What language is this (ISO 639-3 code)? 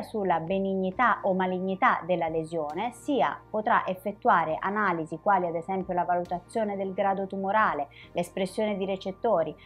ita